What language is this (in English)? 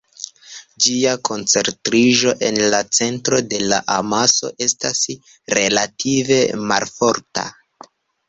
Esperanto